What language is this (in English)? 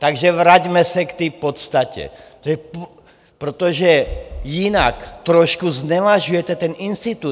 Czech